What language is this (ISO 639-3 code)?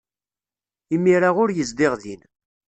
kab